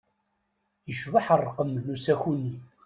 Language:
Kabyle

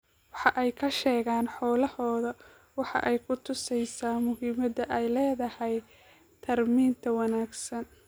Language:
Somali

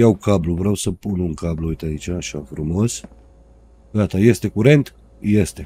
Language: Romanian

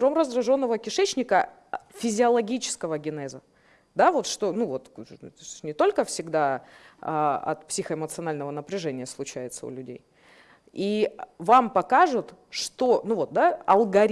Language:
Russian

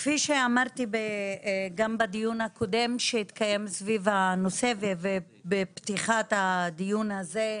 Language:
Hebrew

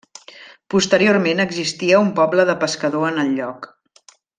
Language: Catalan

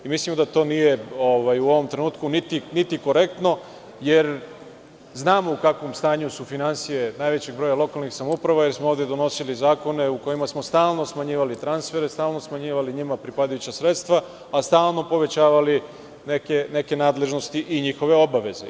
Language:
Serbian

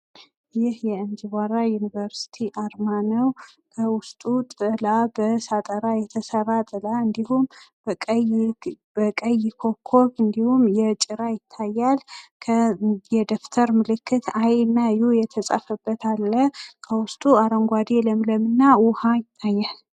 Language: Amharic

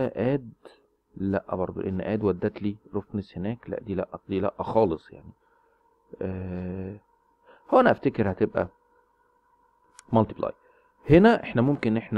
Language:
Arabic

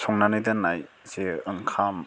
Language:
Bodo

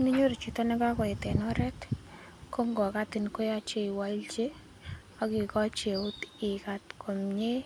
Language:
Kalenjin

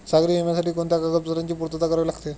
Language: Marathi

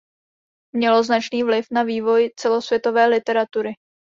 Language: Czech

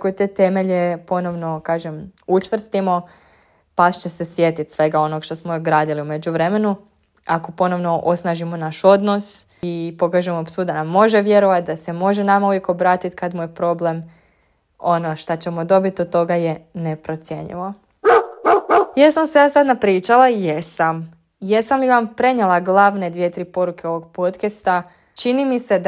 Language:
Croatian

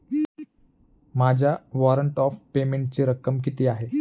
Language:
Marathi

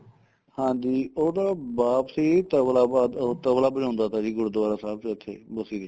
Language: Punjabi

